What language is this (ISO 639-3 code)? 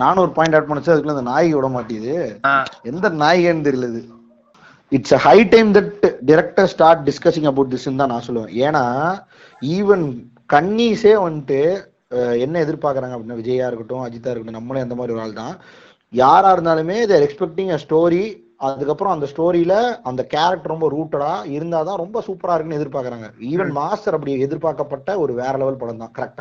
tam